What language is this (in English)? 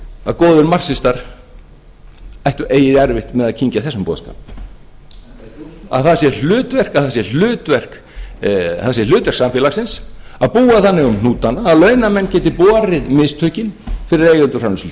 Icelandic